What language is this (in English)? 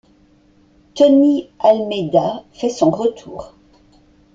French